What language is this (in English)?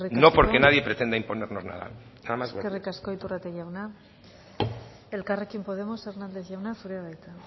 Basque